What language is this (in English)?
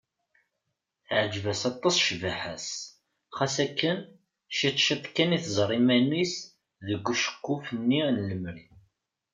Kabyle